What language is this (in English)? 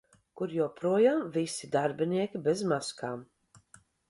Latvian